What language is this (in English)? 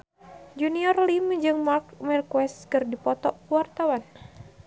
Sundanese